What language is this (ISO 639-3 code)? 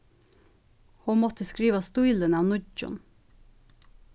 fao